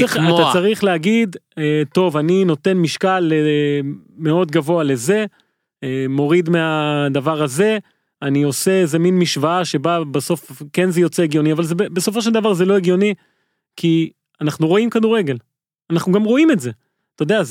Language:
Hebrew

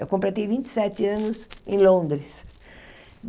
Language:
Portuguese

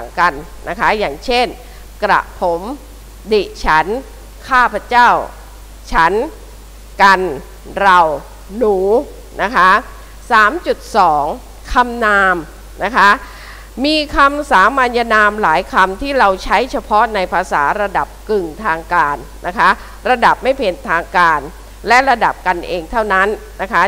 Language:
Thai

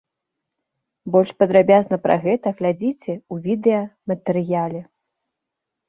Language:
Belarusian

